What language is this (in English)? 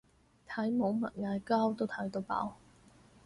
Cantonese